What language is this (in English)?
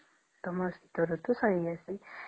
Odia